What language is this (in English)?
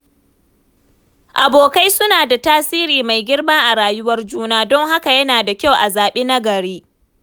Hausa